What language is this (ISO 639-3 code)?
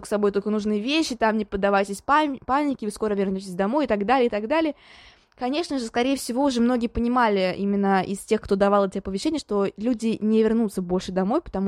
rus